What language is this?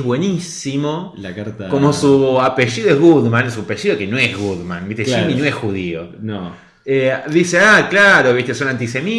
Spanish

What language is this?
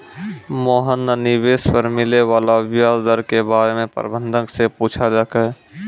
Maithili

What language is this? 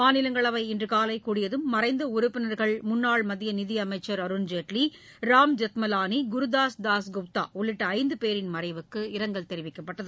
Tamil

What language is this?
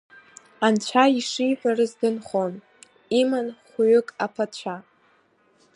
Abkhazian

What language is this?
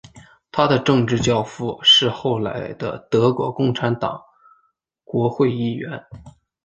Chinese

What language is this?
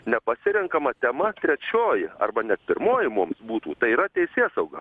Lithuanian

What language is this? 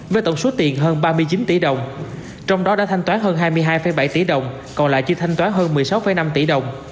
Vietnamese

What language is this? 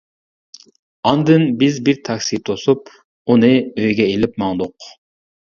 Uyghur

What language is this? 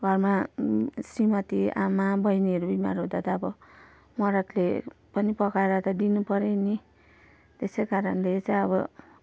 Nepali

